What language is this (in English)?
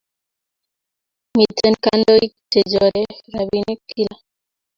Kalenjin